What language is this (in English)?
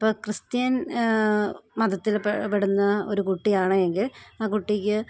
Malayalam